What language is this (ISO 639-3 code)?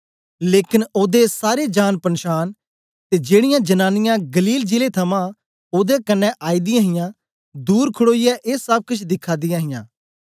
doi